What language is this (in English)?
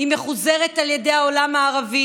Hebrew